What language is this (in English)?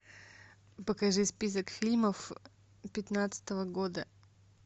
Russian